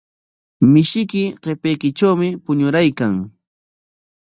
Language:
Corongo Ancash Quechua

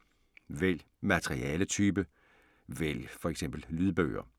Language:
Danish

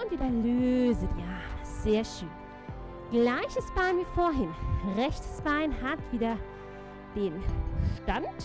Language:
German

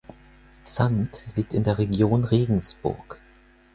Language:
German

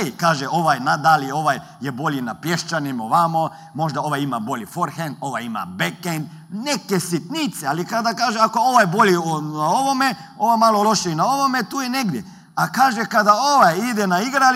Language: Croatian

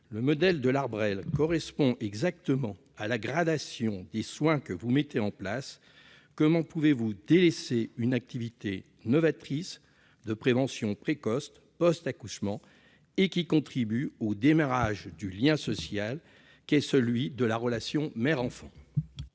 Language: French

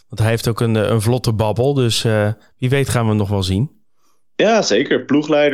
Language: Dutch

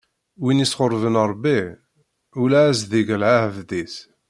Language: Kabyle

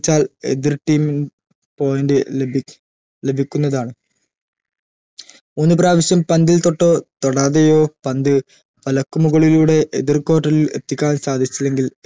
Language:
Malayalam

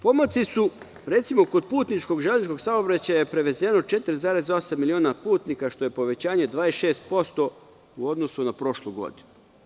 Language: Serbian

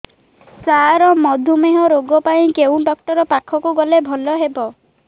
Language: Odia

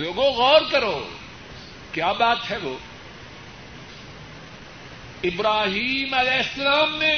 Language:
Urdu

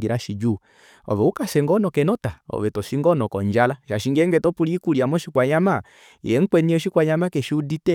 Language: Kuanyama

